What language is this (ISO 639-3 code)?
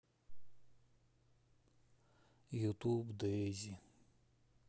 rus